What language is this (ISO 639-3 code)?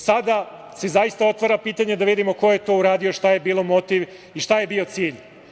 srp